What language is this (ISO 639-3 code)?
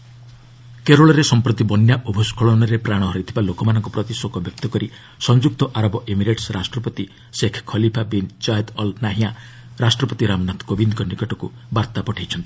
ori